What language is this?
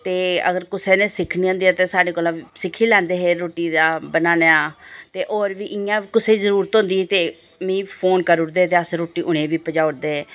Dogri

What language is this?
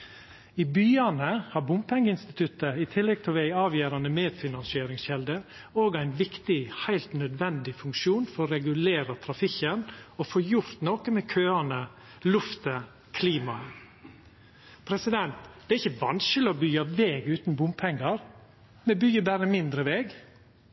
Norwegian Nynorsk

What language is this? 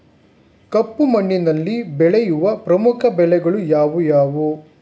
Kannada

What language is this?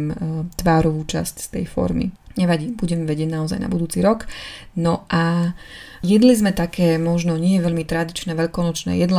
Slovak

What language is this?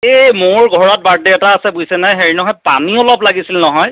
Assamese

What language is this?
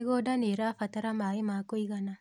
Kikuyu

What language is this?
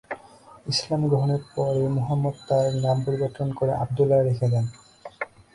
Bangla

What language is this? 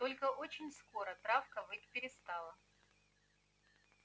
Russian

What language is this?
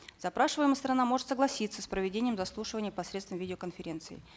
Kazakh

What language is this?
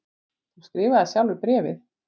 Icelandic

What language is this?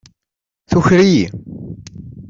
Kabyle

